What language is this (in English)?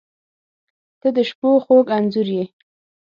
Pashto